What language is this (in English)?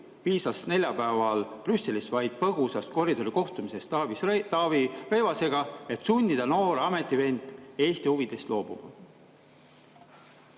Estonian